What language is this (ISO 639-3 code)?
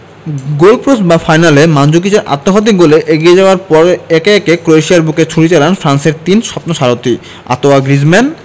ben